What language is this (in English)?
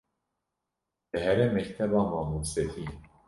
Kurdish